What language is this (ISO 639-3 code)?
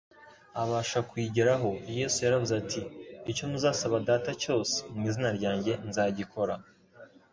kin